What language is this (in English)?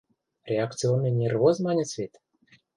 Western Mari